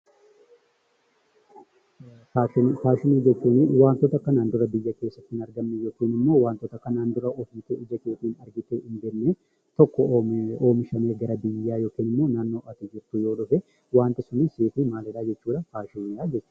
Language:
Oromo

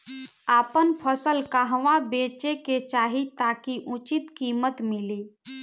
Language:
Bhojpuri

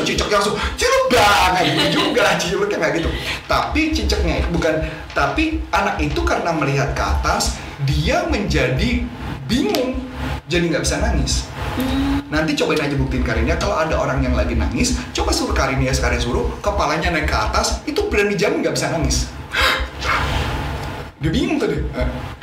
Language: Indonesian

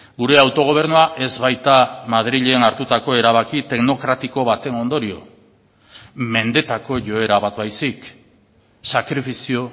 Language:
Basque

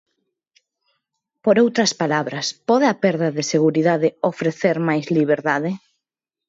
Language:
Galician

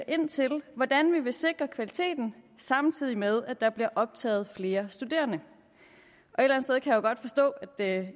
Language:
Danish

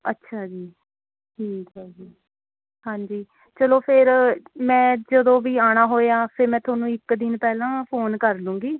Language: Punjabi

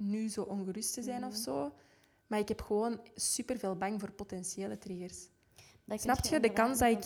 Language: Dutch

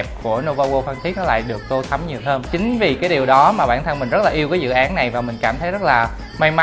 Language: Vietnamese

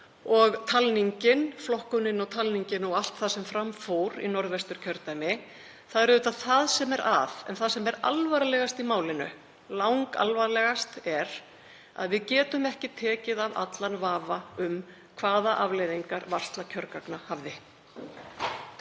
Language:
Icelandic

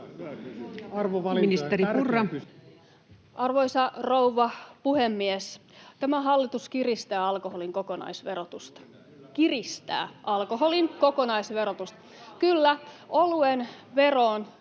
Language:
Finnish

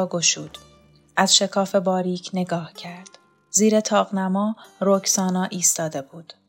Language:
Persian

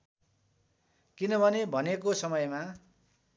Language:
Nepali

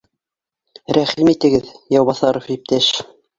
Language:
Bashkir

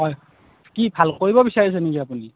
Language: Assamese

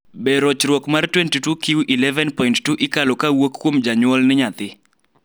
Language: Luo (Kenya and Tanzania)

